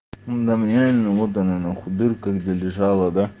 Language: Russian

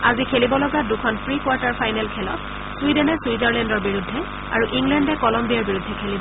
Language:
Assamese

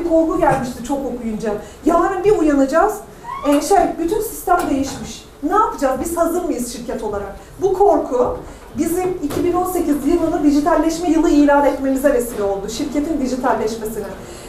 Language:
Turkish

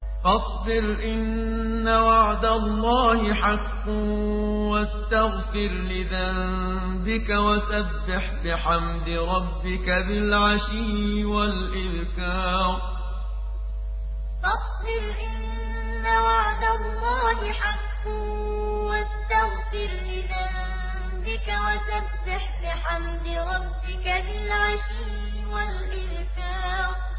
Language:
Arabic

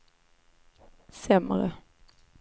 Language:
Swedish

